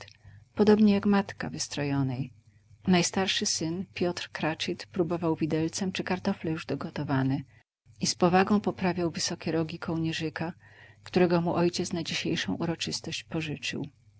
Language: Polish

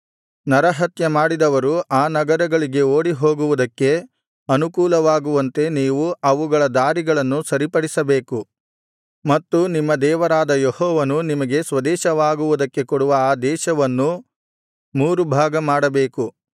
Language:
Kannada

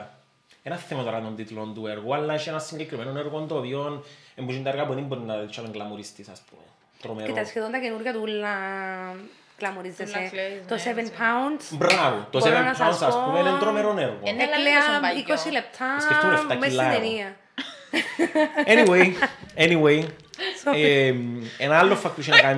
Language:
Greek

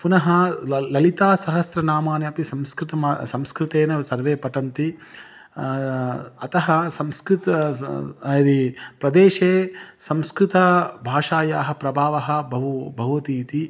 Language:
Sanskrit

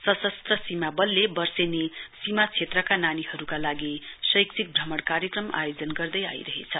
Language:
Nepali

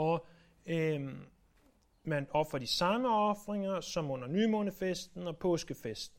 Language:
Danish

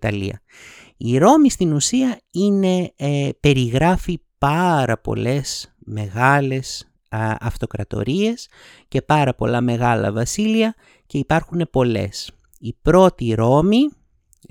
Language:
Greek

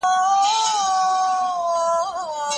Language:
Pashto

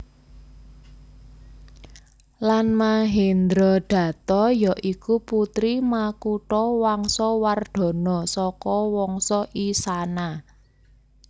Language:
Javanese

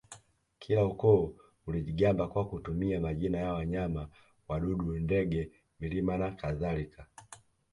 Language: Swahili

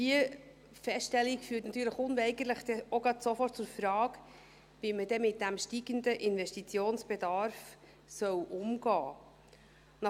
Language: Swiss German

